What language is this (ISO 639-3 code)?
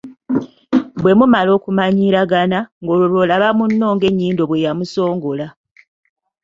lug